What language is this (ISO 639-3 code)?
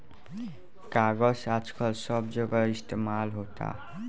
bho